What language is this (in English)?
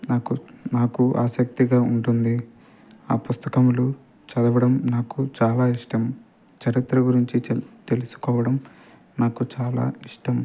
Telugu